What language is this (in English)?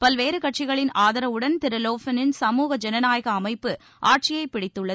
Tamil